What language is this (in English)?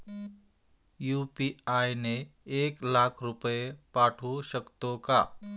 Marathi